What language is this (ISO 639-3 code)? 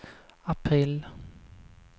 swe